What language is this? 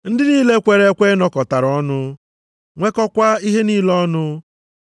Igbo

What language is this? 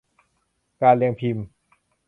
Thai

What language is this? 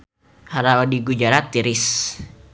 Sundanese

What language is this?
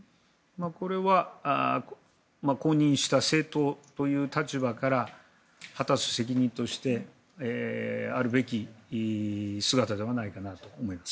Japanese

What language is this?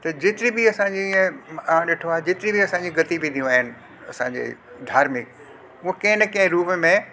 Sindhi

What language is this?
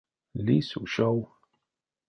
Erzya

